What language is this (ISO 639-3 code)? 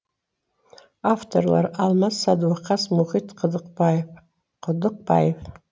kaz